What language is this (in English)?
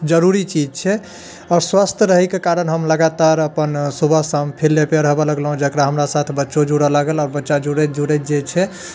Maithili